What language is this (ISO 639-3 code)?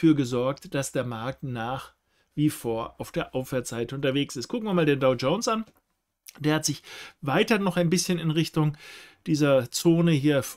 deu